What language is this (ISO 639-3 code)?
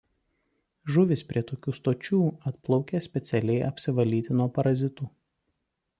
lit